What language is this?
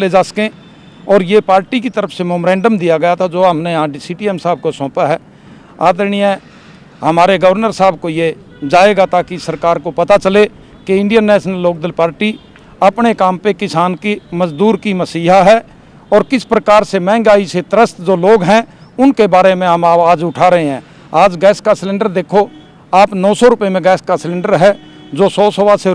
Hindi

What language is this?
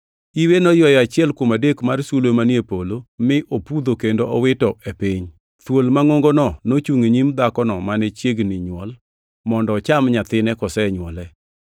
Luo (Kenya and Tanzania)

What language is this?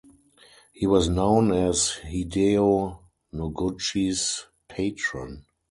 English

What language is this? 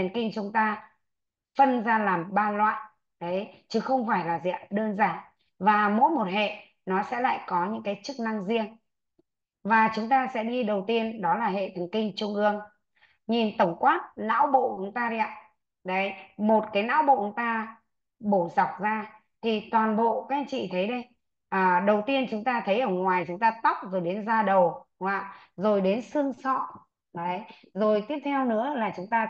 Vietnamese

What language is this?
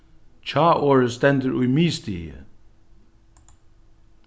Faroese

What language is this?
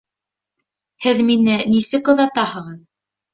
Bashkir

